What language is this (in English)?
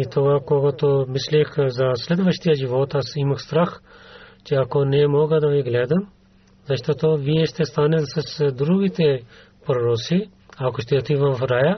Bulgarian